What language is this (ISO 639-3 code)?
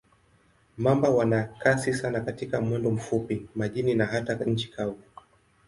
swa